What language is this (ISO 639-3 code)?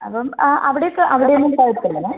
mal